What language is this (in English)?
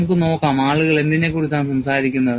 Malayalam